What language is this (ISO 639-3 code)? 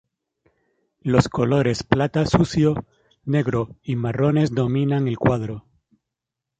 spa